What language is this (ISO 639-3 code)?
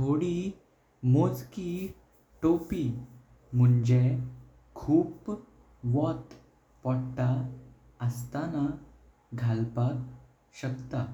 kok